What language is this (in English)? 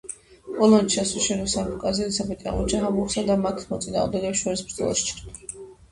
Georgian